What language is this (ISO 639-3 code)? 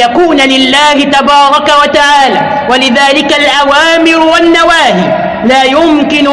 ara